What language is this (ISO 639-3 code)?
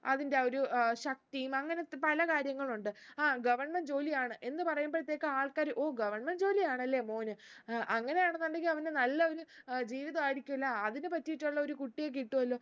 mal